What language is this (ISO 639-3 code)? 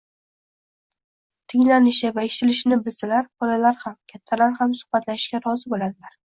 uzb